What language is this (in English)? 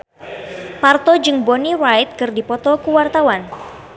Sundanese